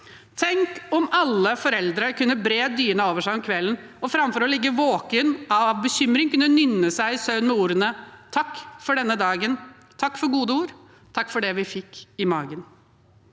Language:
Norwegian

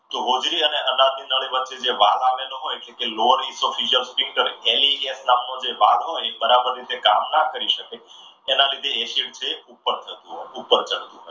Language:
Gujarati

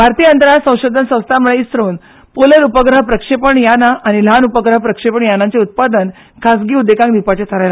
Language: Konkani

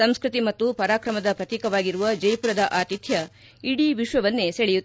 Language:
Kannada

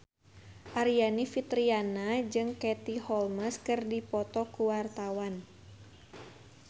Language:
Sundanese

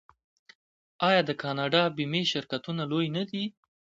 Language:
Pashto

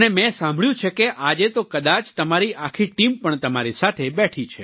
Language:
Gujarati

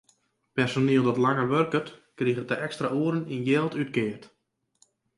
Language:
Western Frisian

